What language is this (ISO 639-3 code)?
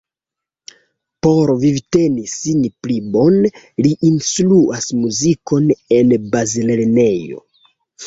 epo